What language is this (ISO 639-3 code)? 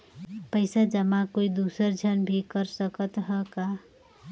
hne